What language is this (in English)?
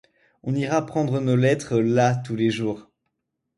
French